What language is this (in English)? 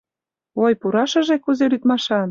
Mari